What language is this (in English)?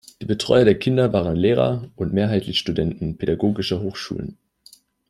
German